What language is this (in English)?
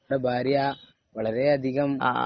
Malayalam